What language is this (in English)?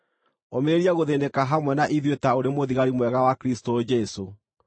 Kikuyu